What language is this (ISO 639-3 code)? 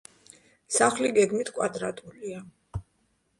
kat